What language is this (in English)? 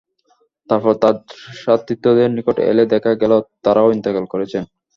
Bangla